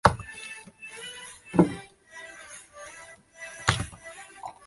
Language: Chinese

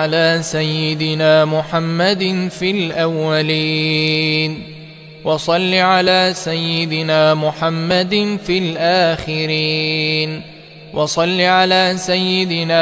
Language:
Arabic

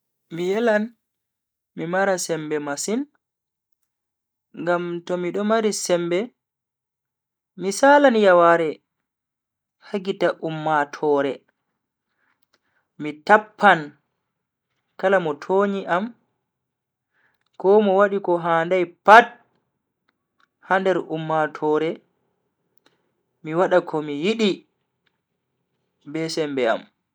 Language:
Bagirmi Fulfulde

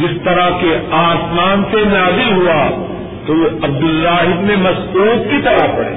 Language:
Urdu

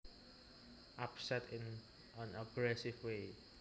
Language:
Javanese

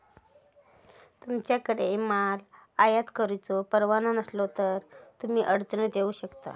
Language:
Marathi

